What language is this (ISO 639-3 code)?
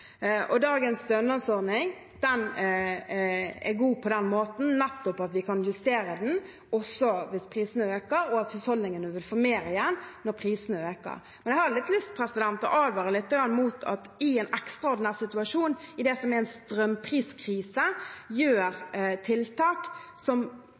nob